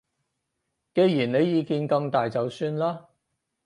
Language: Cantonese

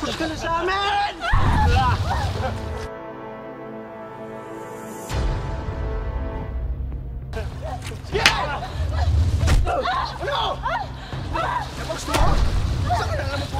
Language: Filipino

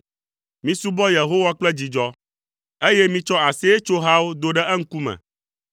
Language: Ewe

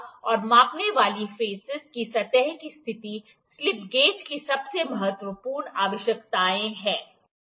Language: Hindi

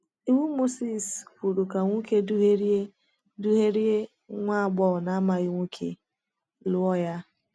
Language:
Igbo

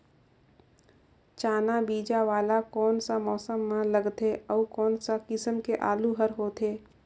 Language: Chhattisgarhi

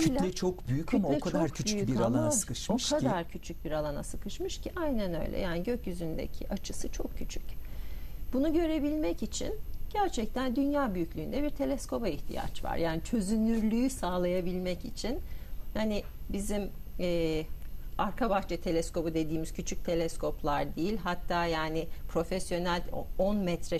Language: Turkish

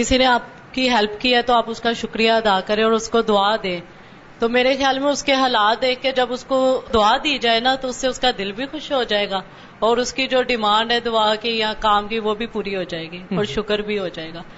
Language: Urdu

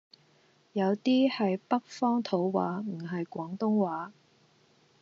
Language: Cantonese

